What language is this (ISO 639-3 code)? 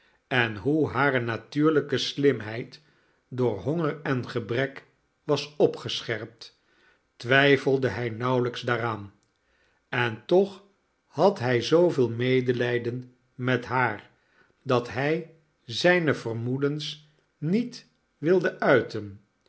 nld